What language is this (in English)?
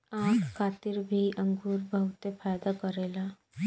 Bhojpuri